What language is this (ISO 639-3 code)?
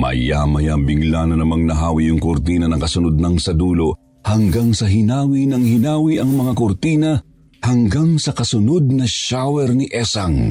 fil